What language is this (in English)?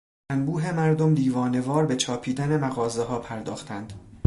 Persian